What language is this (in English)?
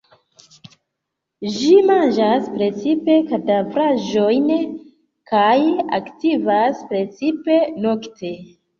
Esperanto